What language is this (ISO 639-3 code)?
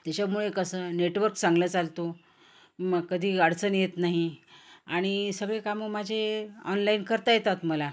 mar